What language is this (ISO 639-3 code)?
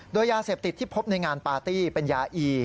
tha